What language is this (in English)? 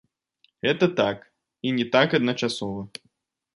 Belarusian